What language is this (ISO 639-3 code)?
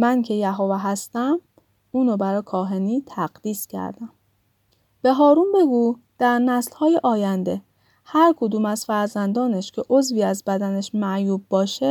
fas